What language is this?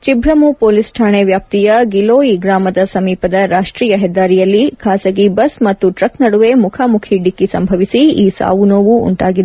Kannada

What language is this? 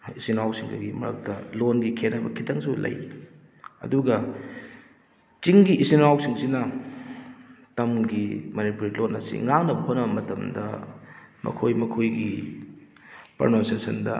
Manipuri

